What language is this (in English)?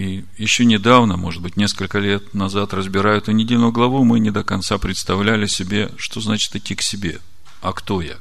Russian